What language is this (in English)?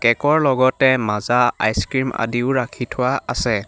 Assamese